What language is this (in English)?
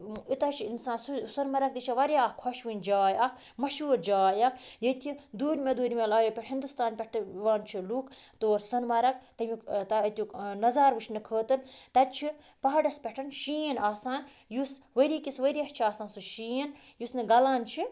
Kashmiri